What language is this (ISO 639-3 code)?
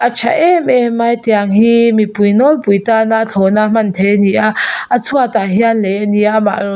lus